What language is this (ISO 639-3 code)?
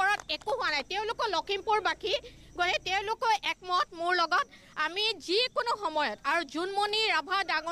ben